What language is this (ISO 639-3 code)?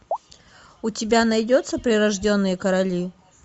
rus